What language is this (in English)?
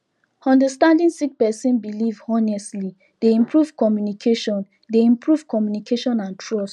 Nigerian Pidgin